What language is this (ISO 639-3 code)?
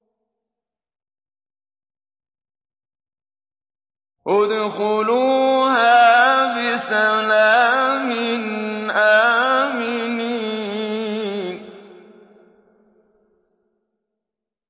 ara